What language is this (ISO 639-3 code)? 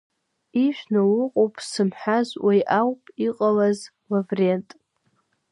abk